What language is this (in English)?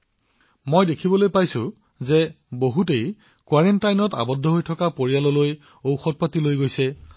Assamese